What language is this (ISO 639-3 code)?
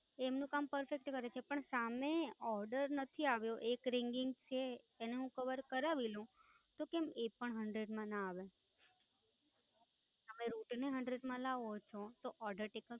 guj